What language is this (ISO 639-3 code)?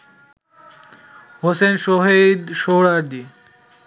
ben